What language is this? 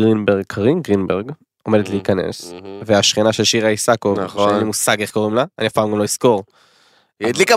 Hebrew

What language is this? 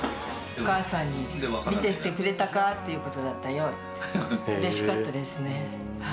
Japanese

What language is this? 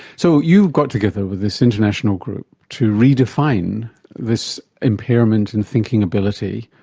English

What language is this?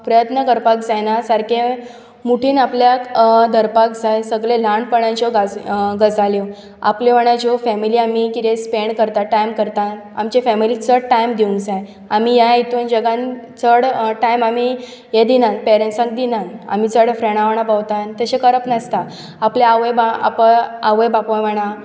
Konkani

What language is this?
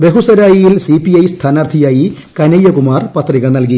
Malayalam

